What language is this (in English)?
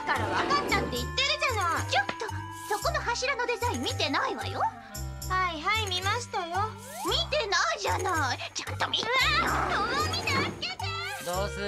Japanese